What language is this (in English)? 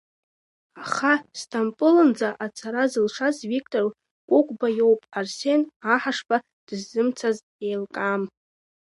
Abkhazian